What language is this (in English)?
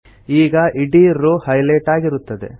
Kannada